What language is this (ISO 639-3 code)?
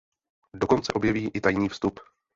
ces